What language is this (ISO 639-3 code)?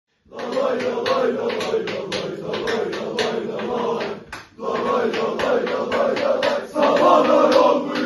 ara